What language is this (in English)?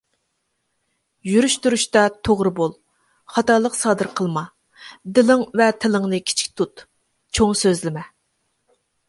Uyghur